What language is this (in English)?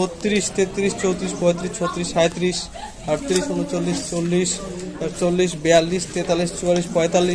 Turkish